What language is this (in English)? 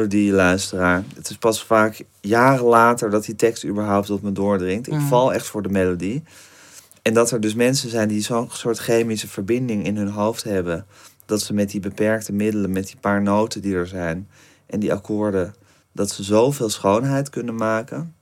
Dutch